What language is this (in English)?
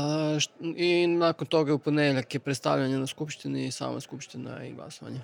Croatian